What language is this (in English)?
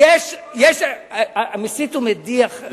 Hebrew